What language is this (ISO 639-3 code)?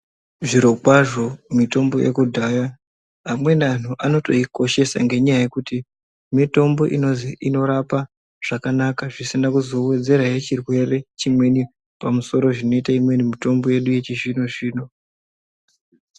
ndc